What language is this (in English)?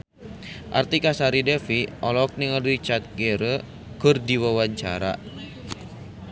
Sundanese